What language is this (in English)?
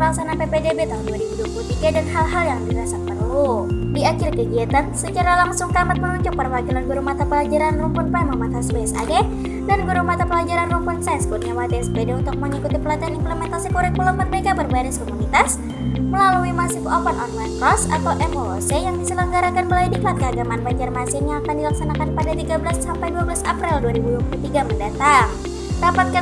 Indonesian